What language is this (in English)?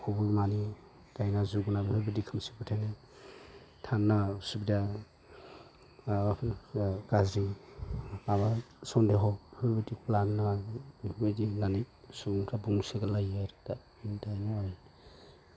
Bodo